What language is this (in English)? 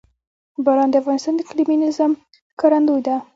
Pashto